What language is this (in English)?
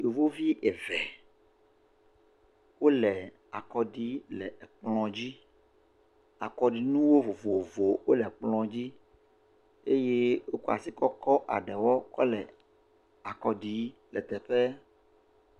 Ewe